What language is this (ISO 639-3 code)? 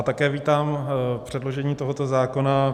ces